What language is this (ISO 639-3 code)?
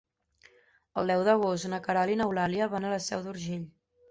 cat